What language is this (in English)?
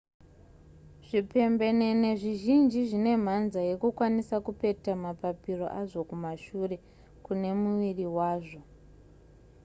Shona